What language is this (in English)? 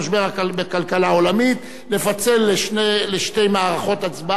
Hebrew